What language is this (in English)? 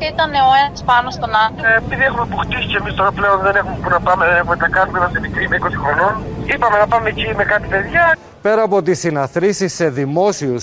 Greek